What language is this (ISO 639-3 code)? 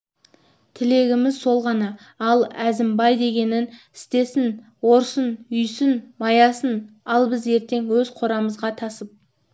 kaz